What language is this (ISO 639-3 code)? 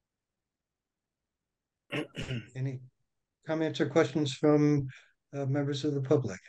eng